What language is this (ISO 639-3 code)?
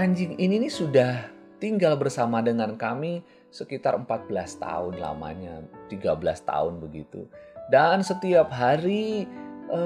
ind